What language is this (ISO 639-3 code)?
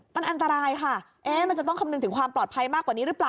tha